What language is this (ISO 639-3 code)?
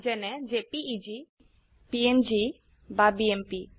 asm